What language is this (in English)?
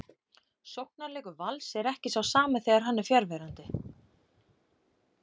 Icelandic